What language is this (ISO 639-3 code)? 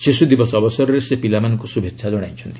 ori